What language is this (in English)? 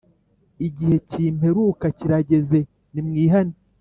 Kinyarwanda